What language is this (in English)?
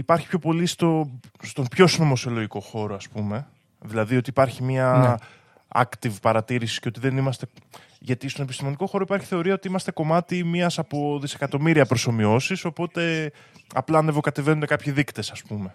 Greek